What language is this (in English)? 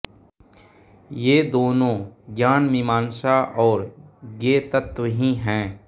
Hindi